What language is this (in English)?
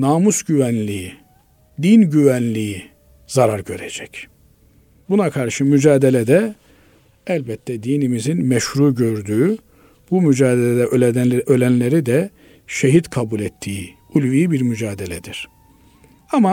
Turkish